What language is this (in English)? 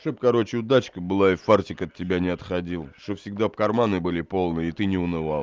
Russian